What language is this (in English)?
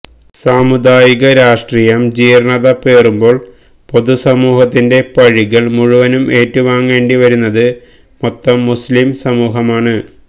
Malayalam